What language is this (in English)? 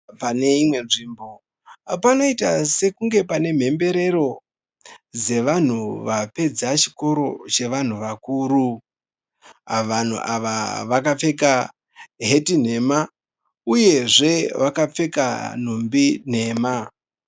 Shona